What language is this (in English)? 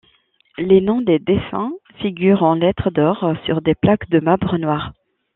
French